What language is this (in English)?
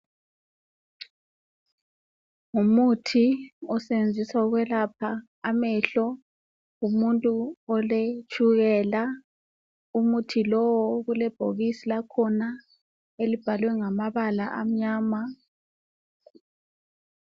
North Ndebele